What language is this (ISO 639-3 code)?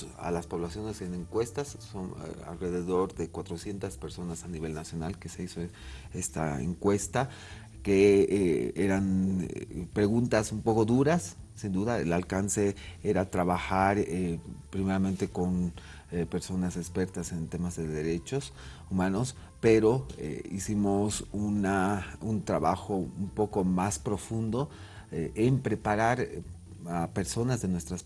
spa